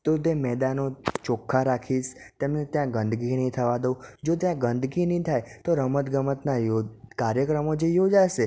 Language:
Gujarati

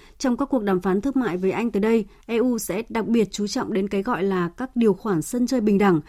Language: Vietnamese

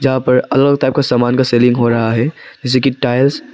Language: Hindi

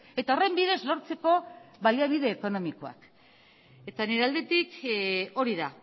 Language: Basque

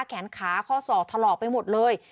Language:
Thai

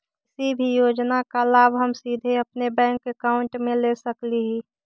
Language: Magahi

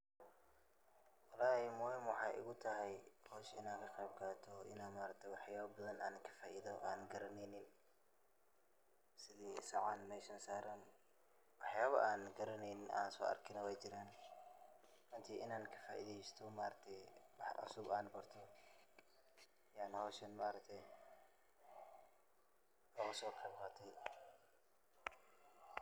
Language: Somali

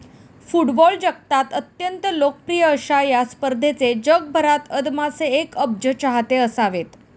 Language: Marathi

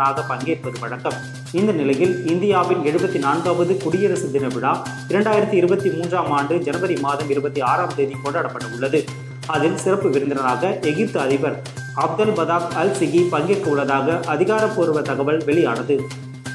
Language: Tamil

